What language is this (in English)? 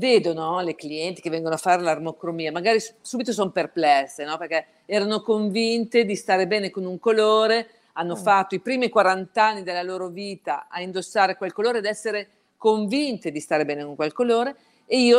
Italian